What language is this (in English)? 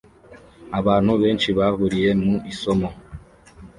Kinyarwanda